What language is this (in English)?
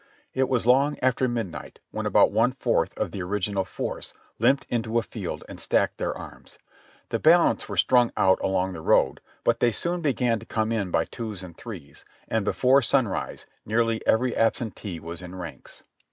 English